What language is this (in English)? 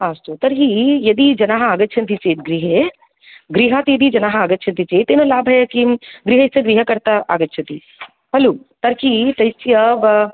Sanskrit